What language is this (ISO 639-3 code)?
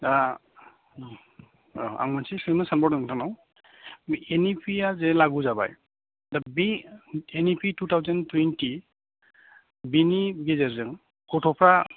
brx